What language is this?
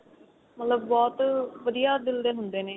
Punjabi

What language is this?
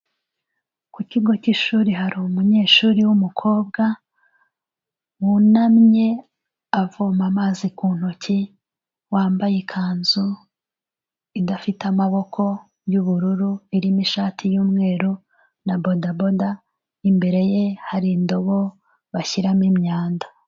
Kinyarwanda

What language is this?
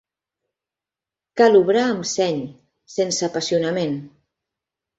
Catalan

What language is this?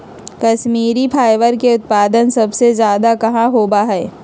Magahi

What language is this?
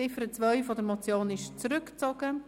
Swiss German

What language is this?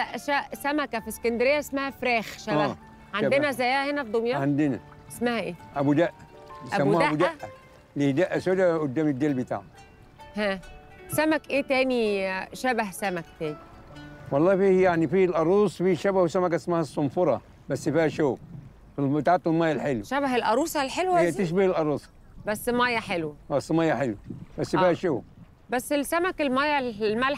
Arabic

